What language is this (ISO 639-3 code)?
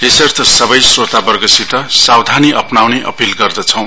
nep